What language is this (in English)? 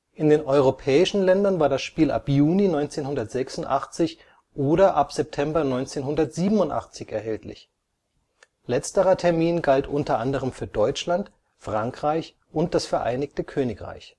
German